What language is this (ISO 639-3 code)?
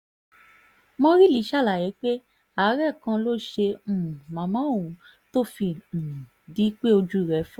yor